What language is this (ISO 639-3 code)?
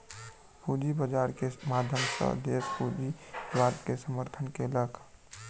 mai